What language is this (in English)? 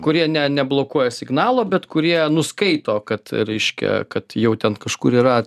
Lithuanian